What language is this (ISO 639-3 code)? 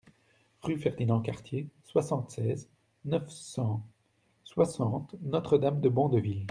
fra